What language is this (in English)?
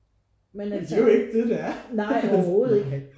Danish